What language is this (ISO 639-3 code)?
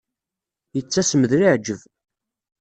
kab